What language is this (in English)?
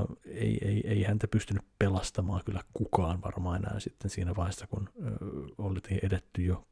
Finnish